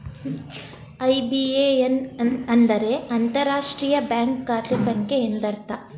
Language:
Kannada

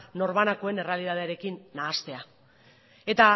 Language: Basque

